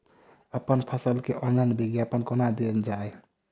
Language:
Maithili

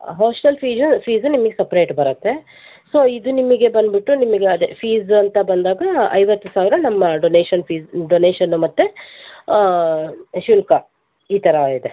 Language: Kannada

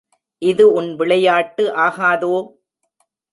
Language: Tamil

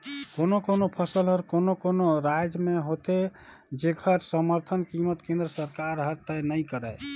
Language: Chhattisgarhi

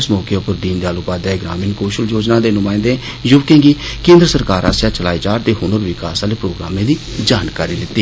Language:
Dogri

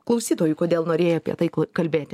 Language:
Lithuanian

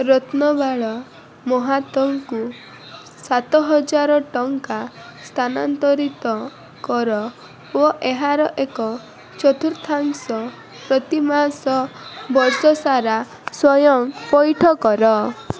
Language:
Odia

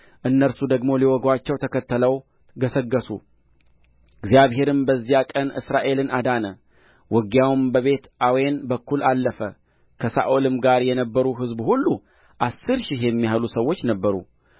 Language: Amharic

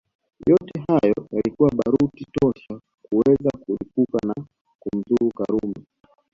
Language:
Swahili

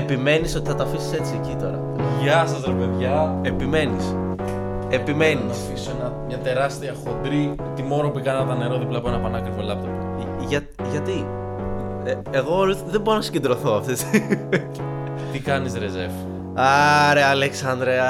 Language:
Greek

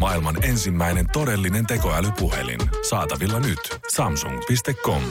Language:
Finnish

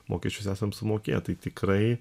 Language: Lithuanian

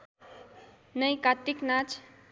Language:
Nepali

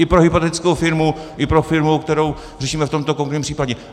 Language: Czech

